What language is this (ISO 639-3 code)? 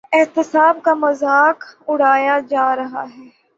urd